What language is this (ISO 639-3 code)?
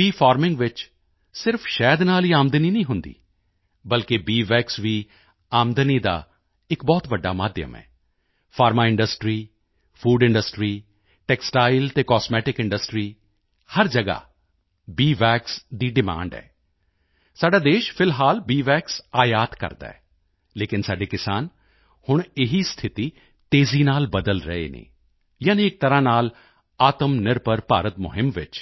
pan